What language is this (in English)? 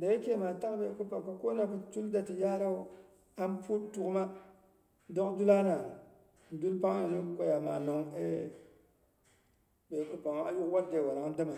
Boghom